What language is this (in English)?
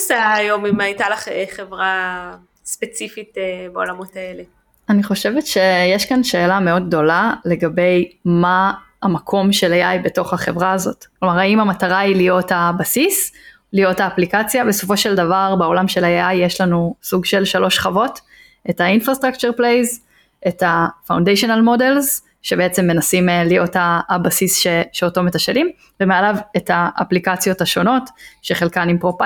Hebrew